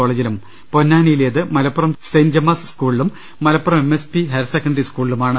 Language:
Malayalam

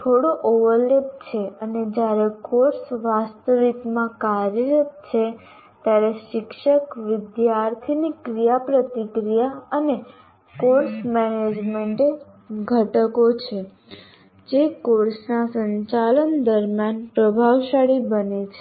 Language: Gujarati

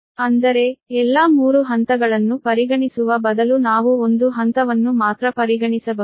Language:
Kannada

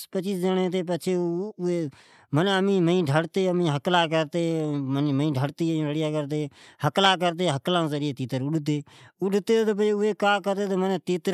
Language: Od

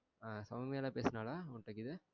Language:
Tamil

